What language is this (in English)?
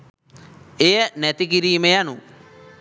Sinhala